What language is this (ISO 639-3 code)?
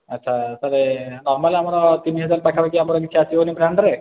ori